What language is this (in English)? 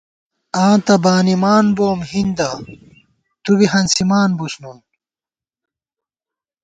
Gawar-Bati